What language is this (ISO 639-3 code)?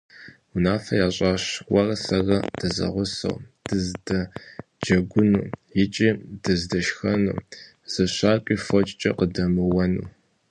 kbd